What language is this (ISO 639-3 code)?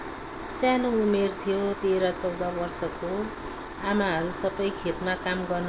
nep